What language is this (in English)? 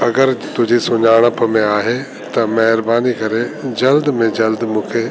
Sindhi